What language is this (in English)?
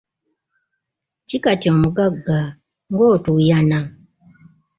Ganda